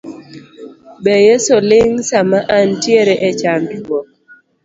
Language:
Luo (Kenya and Tanzania)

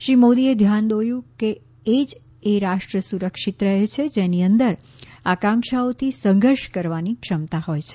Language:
Gujarati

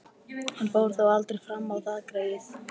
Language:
Icelandic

